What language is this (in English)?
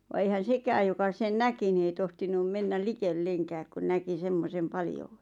Finnish